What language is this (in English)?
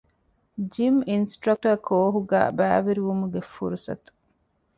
Divehi